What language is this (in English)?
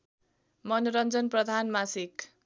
Nepali